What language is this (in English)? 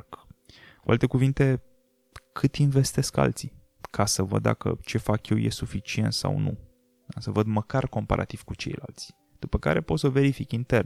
Romanian